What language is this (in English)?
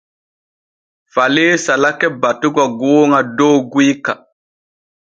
Borgu Fulfulde